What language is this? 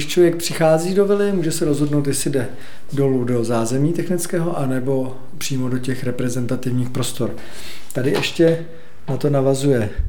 Czech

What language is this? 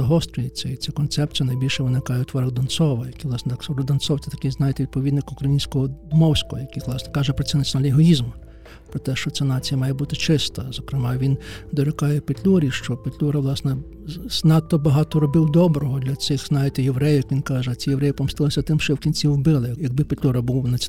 Ukrainian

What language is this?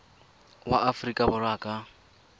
Tswana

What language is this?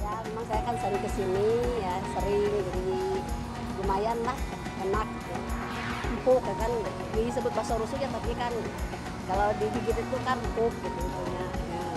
Indonesian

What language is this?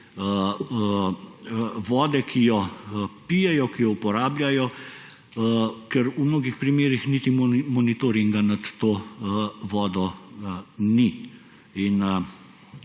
Slovenian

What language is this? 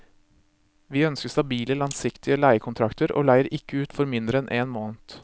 Norwegian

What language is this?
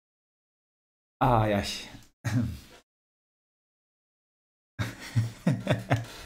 Turkish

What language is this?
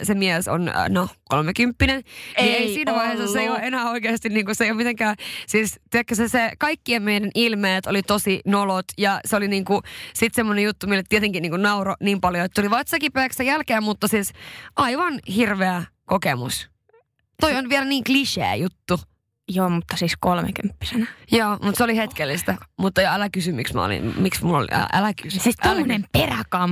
Finnish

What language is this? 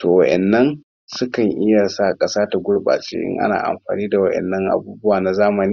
Hausa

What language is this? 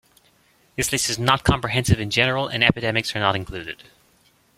English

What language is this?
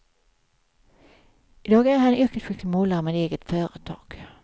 Swedish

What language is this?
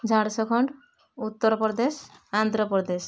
Odia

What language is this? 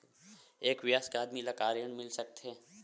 Chhattisgarhi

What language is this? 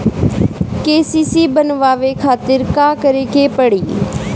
Bhojpuri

